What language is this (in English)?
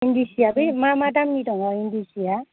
Bodo